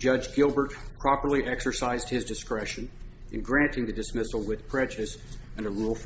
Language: English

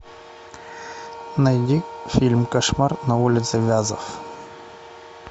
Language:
Russian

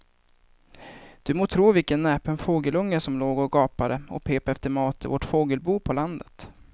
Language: Swedish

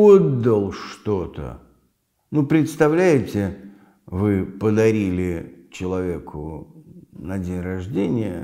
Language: Russian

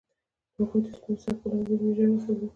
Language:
Pashto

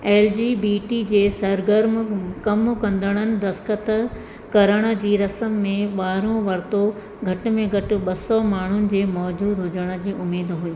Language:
Sindhi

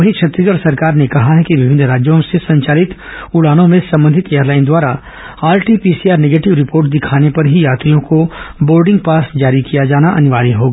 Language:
Hindi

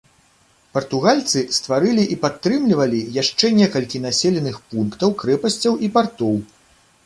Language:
Belarusian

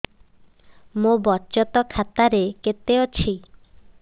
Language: Odia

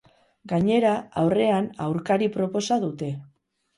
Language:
Basque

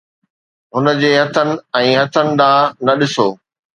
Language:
Sindhi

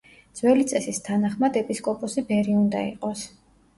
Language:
Georgian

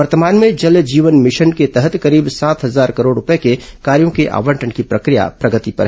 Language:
Hindi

